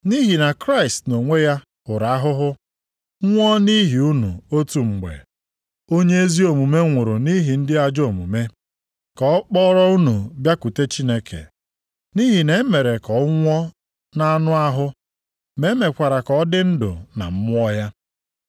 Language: Igbo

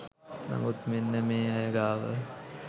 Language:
Sinhala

